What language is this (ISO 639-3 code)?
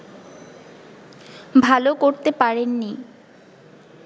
ben